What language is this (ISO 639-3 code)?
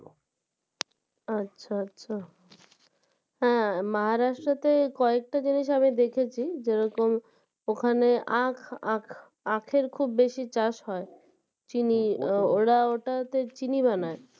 ben